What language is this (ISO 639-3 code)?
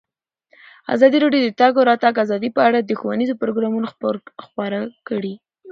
pus